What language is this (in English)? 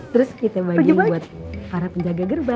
Indonesian